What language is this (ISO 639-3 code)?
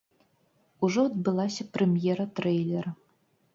bel